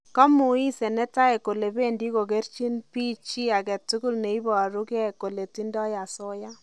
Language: Kalenjin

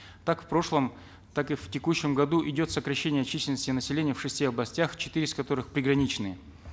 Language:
Kazakh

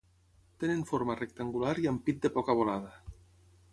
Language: Catalan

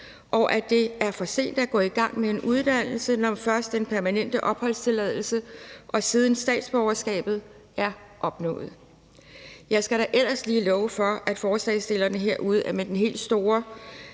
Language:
Danish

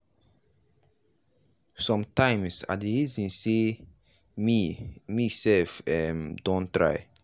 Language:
Nigerian Pidgin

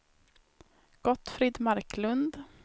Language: Swedish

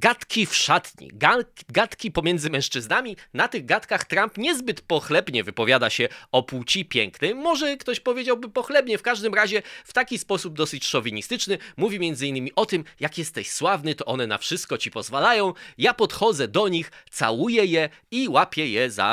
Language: Polish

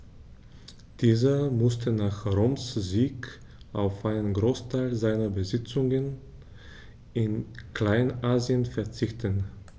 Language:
German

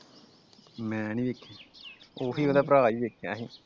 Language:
Punjabi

